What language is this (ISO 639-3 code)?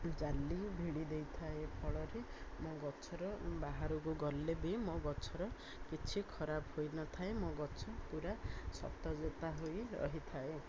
ori